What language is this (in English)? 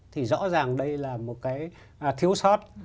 Vietnamese